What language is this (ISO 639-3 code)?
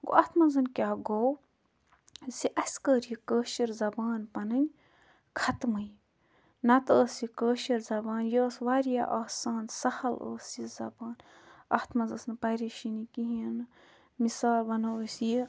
kas